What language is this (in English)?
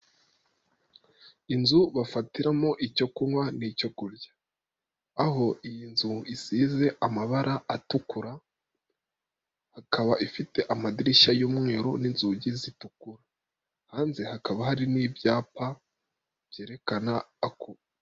Kinyarwanda